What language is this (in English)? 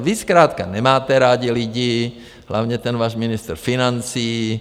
Czech